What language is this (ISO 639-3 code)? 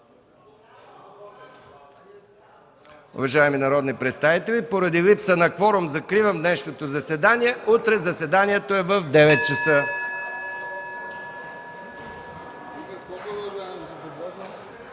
bul